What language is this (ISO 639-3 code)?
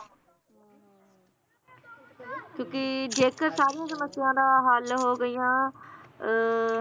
pan